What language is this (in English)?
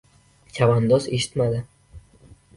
Uzbek